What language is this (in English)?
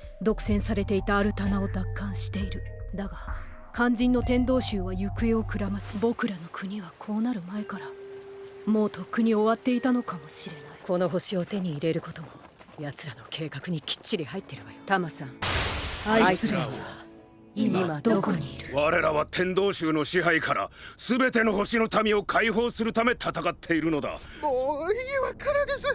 Japanese